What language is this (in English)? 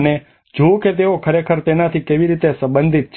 Gujarati